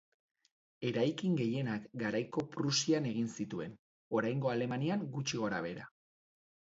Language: Basque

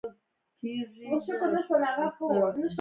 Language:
Pashto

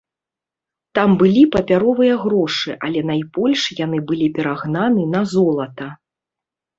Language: Belarusian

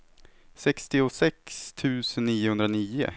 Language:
Swedish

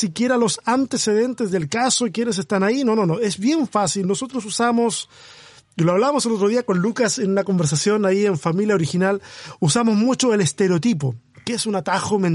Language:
Spanish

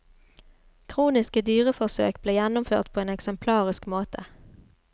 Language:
Norwegian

